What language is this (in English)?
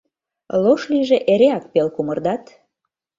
Mari